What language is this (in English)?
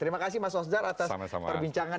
Indonesian